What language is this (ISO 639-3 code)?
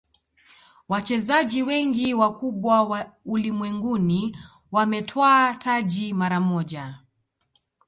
swa